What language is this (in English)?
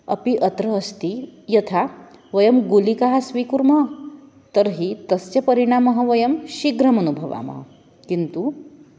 Sanskrit